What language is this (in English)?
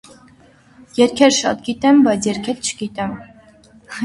Armenian